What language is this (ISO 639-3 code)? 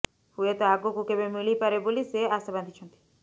ori